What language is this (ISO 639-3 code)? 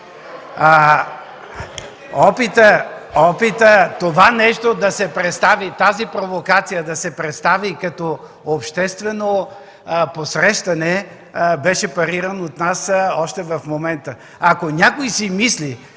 bul